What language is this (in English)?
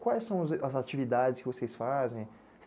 Portuguese